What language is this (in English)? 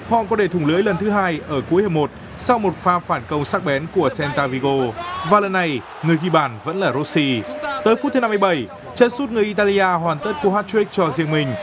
Vietnamese